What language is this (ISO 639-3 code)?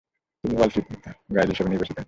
ben